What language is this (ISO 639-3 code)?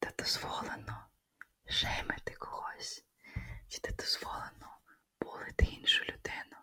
ukr